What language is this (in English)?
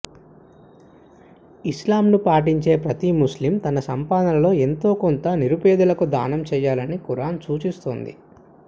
Telugu